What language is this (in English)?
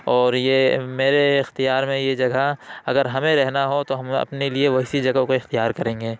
Urdu